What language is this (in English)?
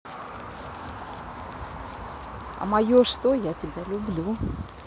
Russian